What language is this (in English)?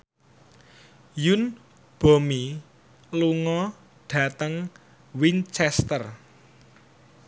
Javanese